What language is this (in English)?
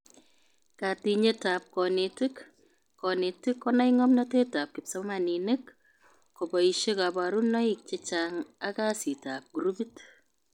Kalenjin